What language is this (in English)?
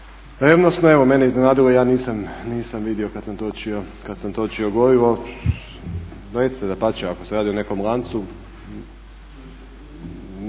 Croatian